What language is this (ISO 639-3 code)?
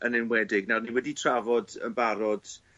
cym